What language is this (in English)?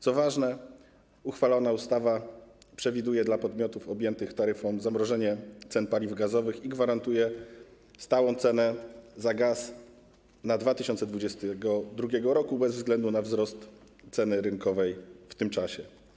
Polish